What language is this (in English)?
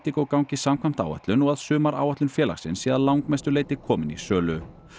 Icelandic